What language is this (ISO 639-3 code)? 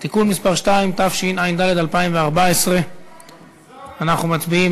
heb